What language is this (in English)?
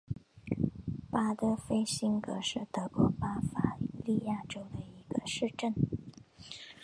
Chinese